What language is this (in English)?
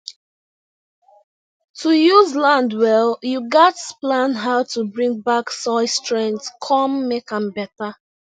Nigerian Pidgin